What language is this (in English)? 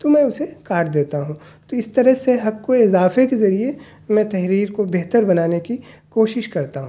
Urdu